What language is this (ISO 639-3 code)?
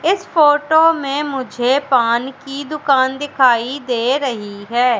hin